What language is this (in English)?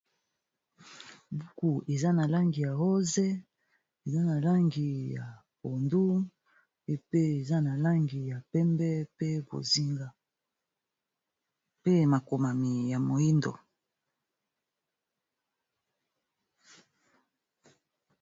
Lingala